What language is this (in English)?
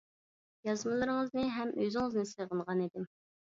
Uyghur